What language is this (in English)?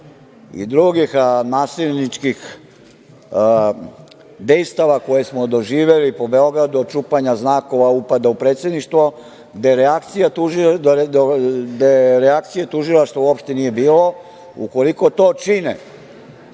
Serbian